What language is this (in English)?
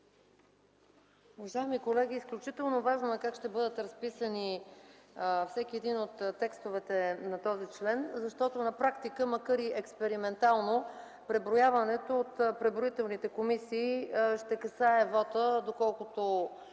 Bulgarian